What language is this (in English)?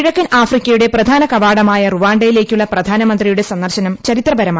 Malayalam